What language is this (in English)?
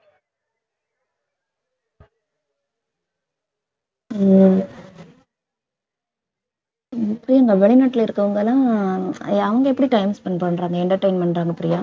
Tamil